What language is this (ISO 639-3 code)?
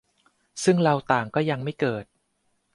tha